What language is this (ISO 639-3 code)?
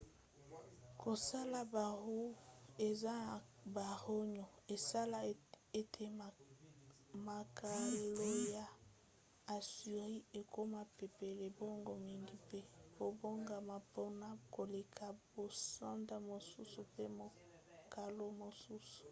lin